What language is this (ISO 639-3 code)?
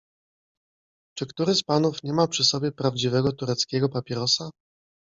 pol